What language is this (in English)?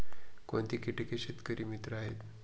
Marathi